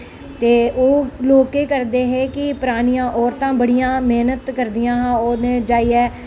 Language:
Dogri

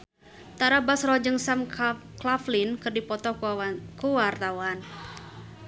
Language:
Sundanese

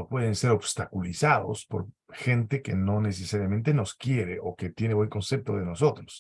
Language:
Spanish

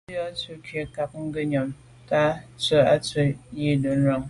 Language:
Medumba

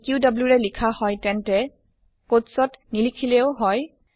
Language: Assamese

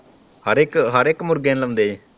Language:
Punjabi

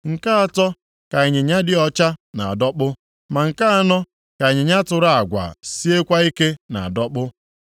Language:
Igbo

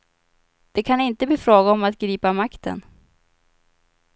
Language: Swedish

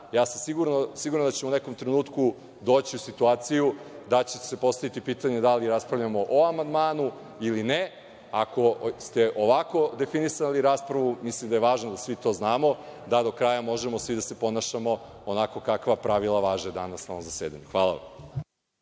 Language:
Serbian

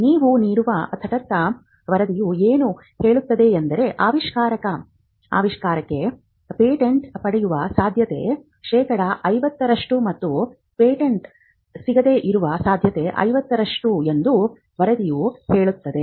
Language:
Kannada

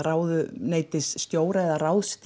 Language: Icelandic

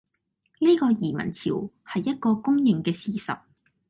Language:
Cantonese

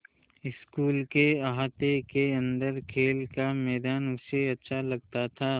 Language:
Hindi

